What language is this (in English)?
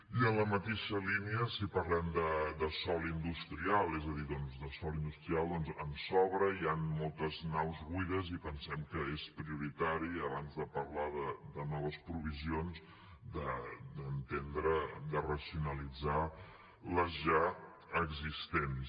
Catalan